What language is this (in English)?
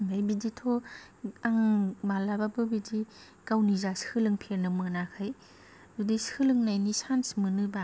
Bodo